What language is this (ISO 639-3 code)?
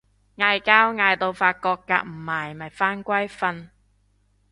yue